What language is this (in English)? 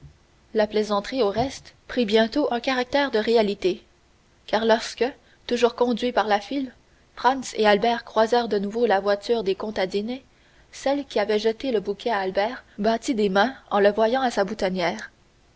French